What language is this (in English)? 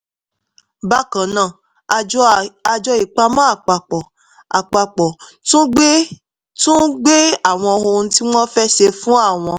Yoruba